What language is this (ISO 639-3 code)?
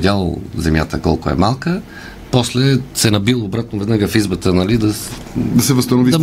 bul